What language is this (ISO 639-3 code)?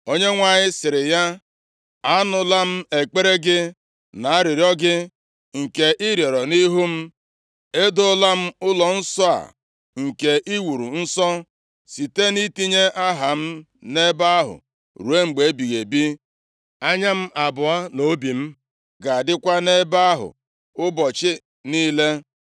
ibo